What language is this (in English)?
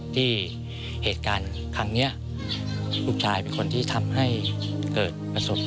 Thai